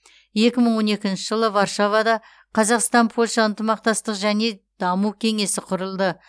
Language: Kazakh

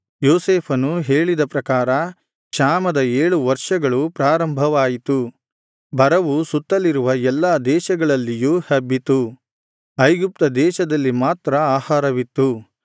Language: Kannada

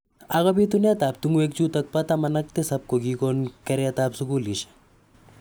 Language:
Kalenjin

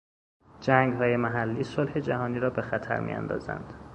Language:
Persian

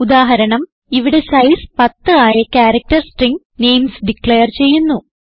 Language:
Malayalam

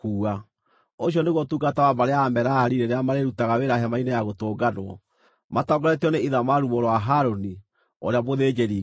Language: Kikuyu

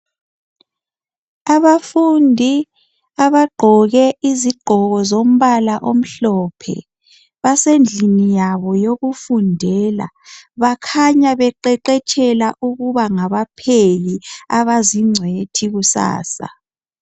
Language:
North Ndebele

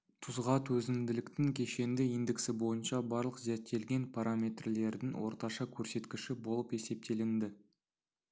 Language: Kazakh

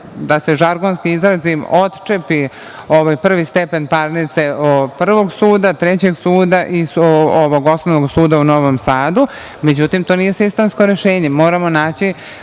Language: Serbian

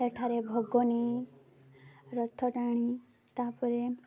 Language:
Odia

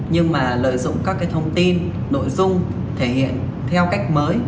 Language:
Vietnamese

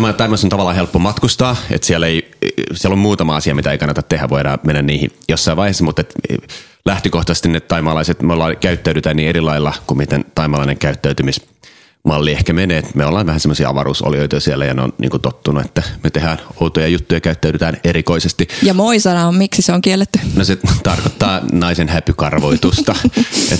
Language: Finnish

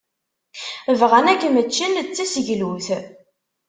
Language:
Kabyle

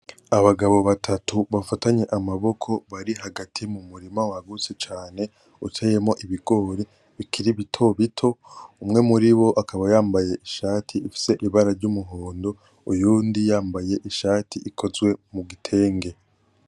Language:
Rundi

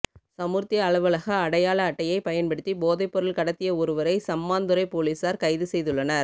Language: Tamil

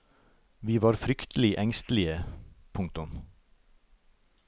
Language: Norwegian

